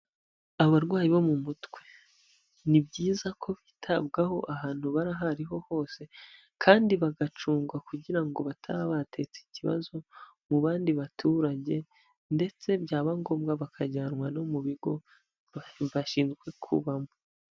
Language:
Kinyarwanda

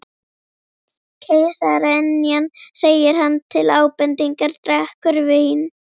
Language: Icelandic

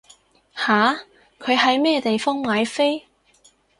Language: Cantonese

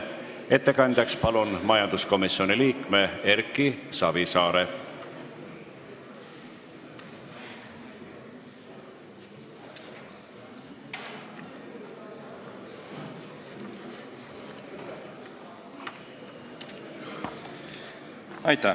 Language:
Estonian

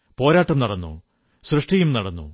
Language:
Malayalam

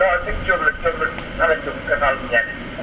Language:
Wolof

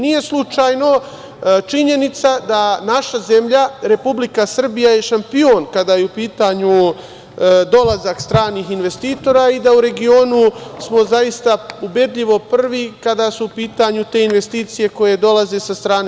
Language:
Serbian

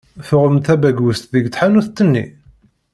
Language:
Kabyle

